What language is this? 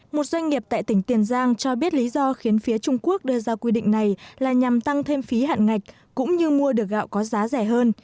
Vietnamese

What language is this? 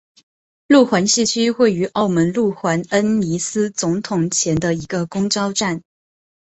Chinese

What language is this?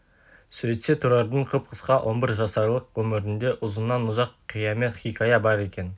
Kazakh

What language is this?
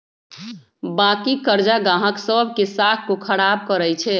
Magahi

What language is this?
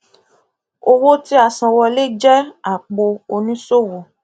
Yoruba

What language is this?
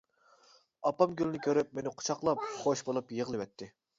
Uyghur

